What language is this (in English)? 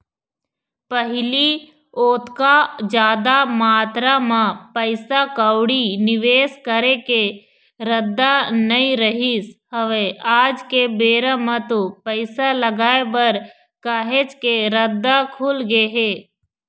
Chhattisgarhi